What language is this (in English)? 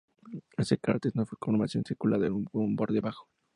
Spanish